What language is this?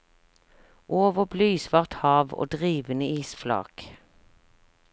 Norwegian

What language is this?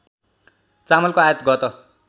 Nepali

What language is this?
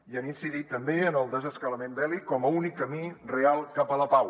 Catalan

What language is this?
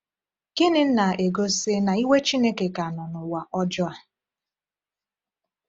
Igbo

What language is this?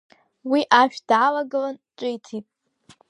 Abkhazian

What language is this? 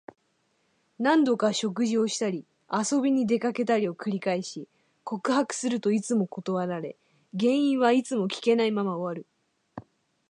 Japanese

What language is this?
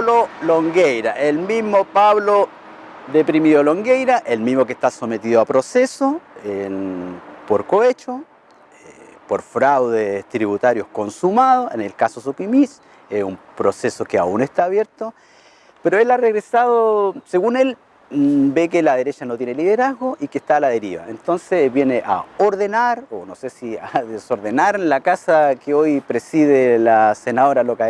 Spanish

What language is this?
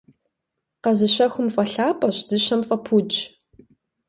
Kabardian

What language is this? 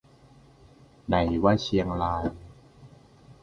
Thai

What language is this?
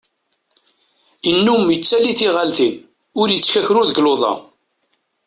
Kabyle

